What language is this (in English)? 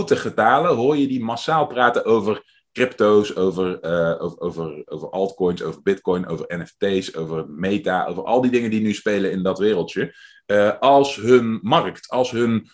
Dutch